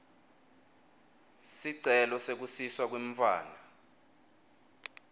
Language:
Swati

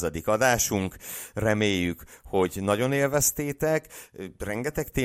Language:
Hungarian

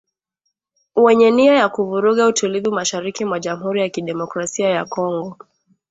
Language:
Swahili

